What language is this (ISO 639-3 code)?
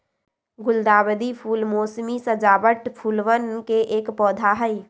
mag